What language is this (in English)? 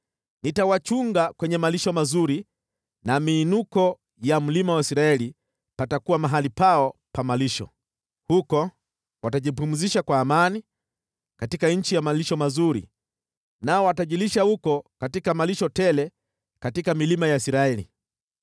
Swahili